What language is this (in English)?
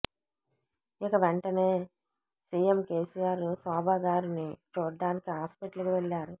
Telugu